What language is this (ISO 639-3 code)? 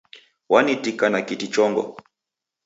dav